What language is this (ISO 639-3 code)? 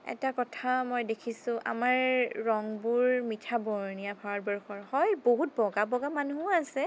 asm